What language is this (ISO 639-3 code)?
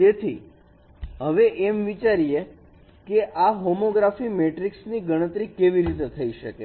guj